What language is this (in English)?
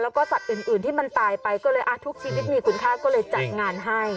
Thai